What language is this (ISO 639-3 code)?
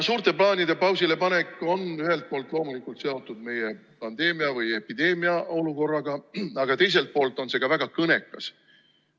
est